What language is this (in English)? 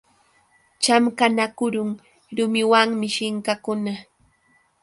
Yauyos Quechua